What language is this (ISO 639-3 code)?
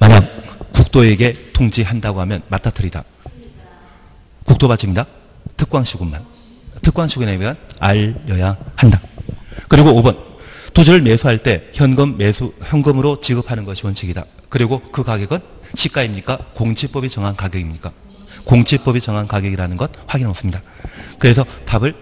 kor